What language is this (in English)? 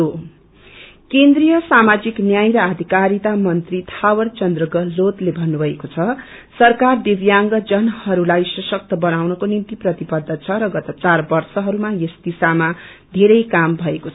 Nepali